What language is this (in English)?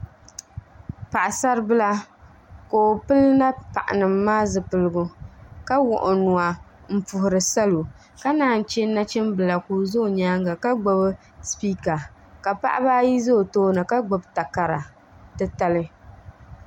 Dagbani